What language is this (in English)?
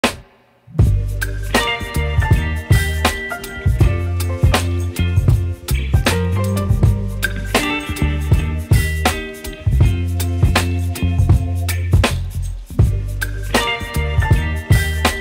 Arabic